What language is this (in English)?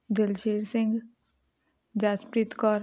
Punjabi